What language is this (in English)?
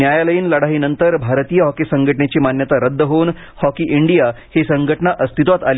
Marathi